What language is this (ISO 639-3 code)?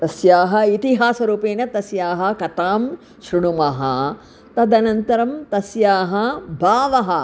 san